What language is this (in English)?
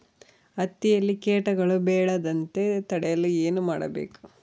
Kannada